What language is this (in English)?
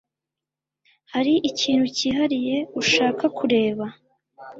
Kinyarwanda